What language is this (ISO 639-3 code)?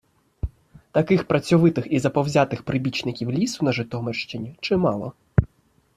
ukr